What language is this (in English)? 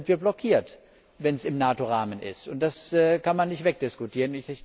German